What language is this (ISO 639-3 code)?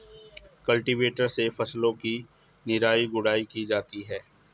hin